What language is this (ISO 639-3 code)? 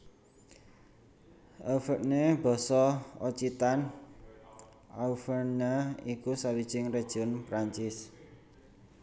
jav